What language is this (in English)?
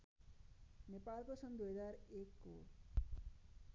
Nepali